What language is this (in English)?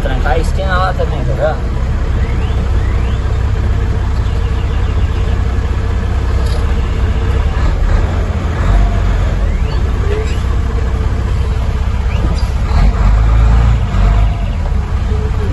Portuguese